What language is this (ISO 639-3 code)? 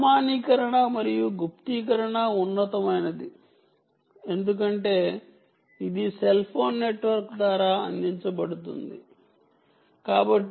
tel